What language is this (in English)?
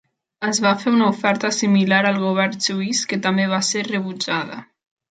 Catalan